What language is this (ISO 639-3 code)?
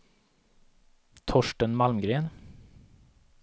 swe